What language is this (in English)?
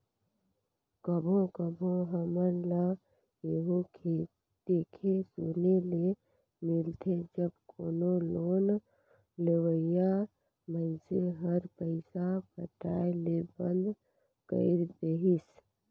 Chhattisgarhi